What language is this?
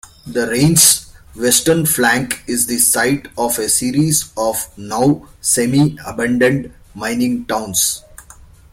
English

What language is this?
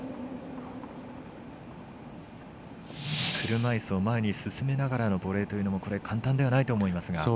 Japanese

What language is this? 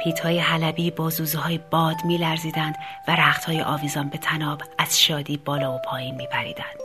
Persian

